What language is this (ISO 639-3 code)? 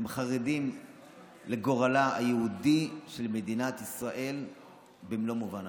heb